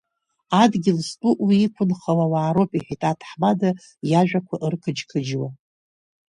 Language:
Abkhazian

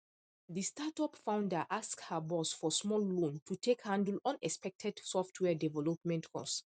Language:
Nigerian Pidgin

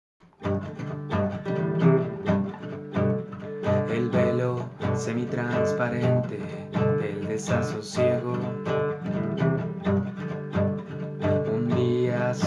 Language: Spanish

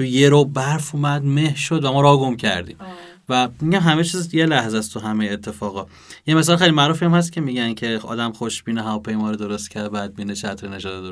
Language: Persian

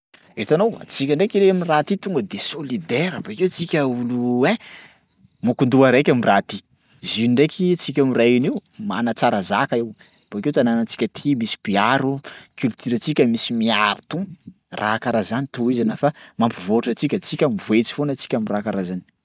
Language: Sakalava Malagasy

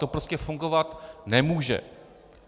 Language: Czech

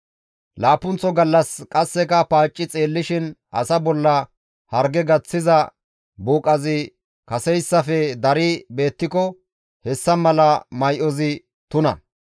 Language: Gamo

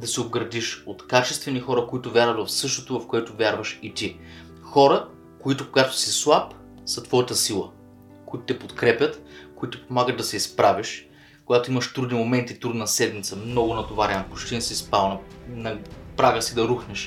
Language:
Bulgarian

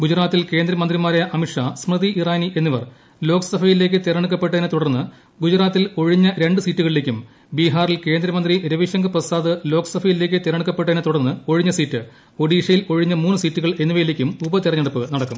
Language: Malayalam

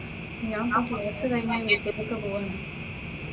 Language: Malayalam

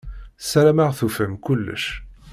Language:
Kabyle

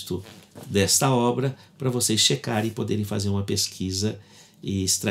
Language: Portuguese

